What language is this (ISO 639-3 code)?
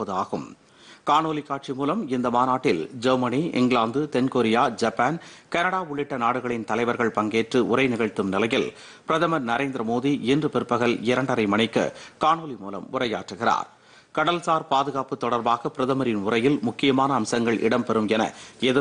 ind